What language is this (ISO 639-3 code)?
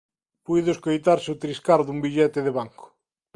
glg